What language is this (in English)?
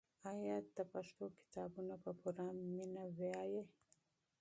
Pashto